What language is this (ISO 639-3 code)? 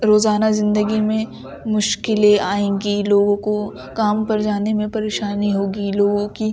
urd